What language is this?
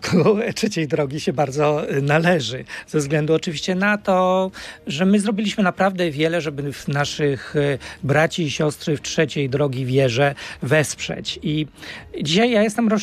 Polish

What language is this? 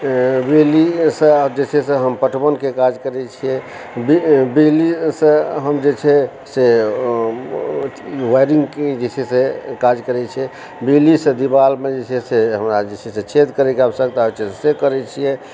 Maithili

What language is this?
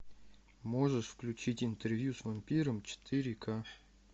Russian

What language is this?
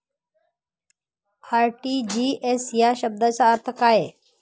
Marathi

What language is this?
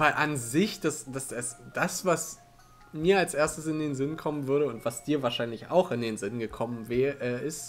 German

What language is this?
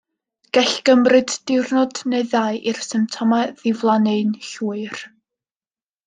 Welsh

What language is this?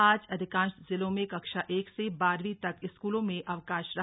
Hindi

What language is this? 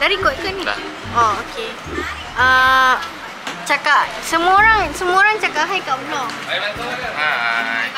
Malay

